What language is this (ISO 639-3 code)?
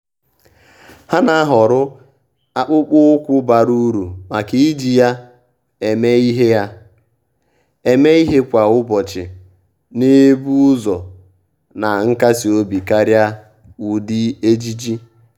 ibo